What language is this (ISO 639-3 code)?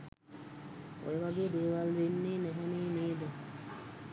sin